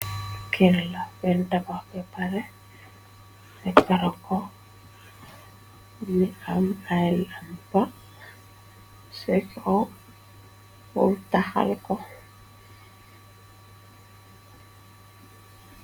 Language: Wolof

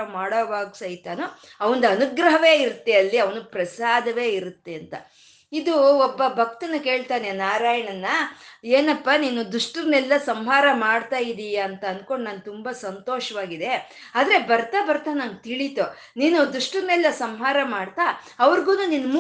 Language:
Kannada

